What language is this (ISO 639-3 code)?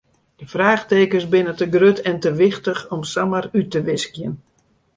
fry